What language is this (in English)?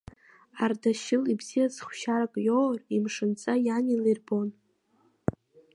Abkhazian